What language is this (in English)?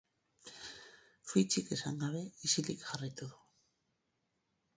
Basque